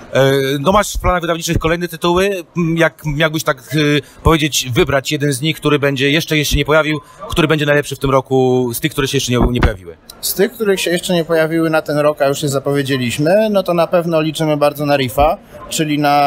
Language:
Polish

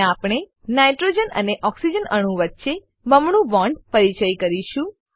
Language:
Gujarati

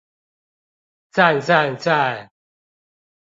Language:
Chinese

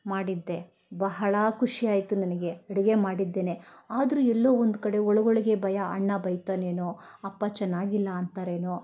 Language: Kannada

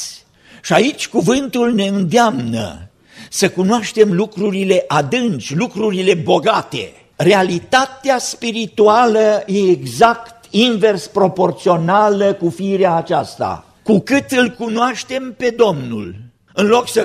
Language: Romanian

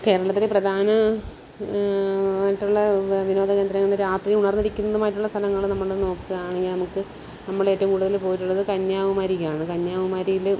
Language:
Malayalam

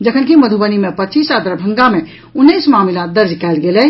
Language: Maithili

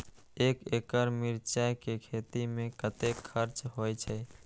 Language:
Maithili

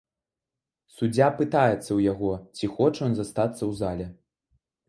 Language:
Belarusian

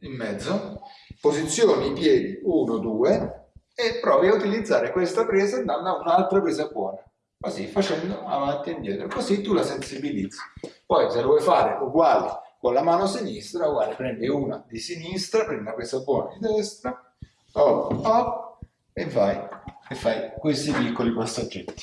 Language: Italian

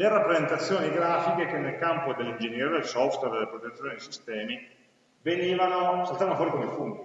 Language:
Italian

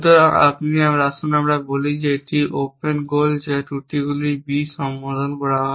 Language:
Bangla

